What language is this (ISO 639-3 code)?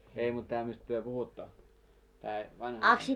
fin